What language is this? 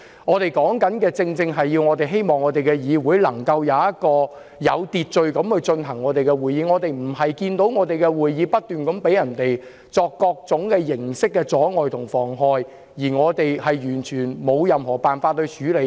Cantonese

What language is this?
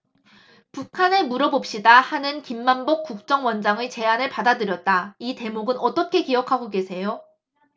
Korean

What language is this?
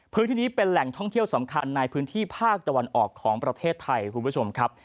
Thai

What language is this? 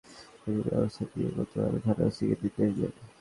Bangla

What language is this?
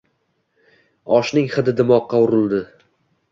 Uzbek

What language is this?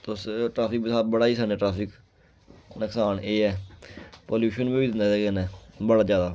Dogri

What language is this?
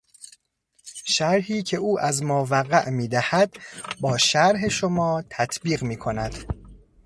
Persian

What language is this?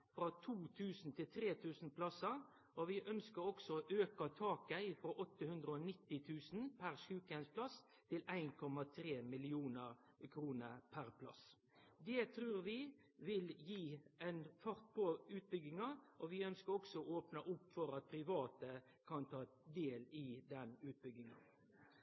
Norwegian Nynorsk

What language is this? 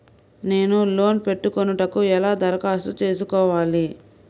Telugu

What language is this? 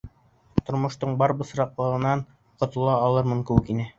Bashkir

